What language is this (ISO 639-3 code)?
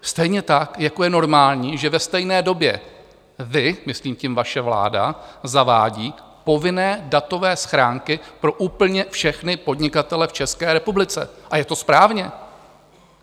ces